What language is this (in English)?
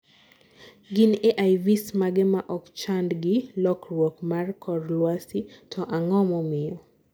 Luo (Kenya and Tanzania)